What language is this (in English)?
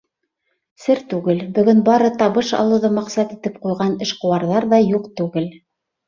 Bashkir